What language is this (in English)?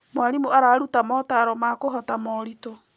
Kikuyu